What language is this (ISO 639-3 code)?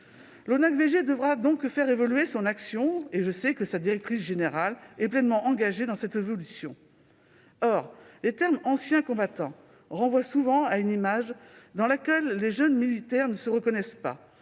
fra